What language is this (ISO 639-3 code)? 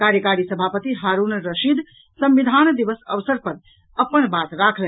mai